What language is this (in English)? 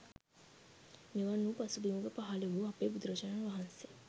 Sinhala